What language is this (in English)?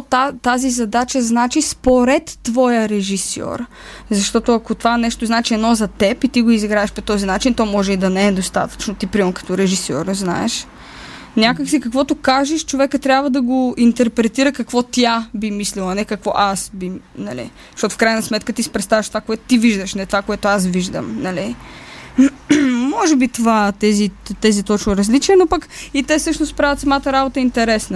Bulgarian